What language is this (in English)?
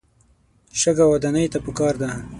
Pashto